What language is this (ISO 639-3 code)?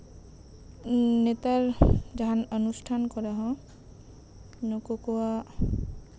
sat